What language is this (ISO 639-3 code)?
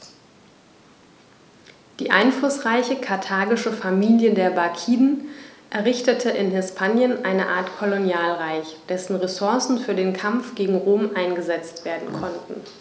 deu